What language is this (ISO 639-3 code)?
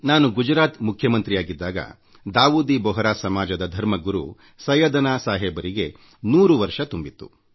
kan